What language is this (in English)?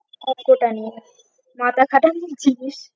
Bangla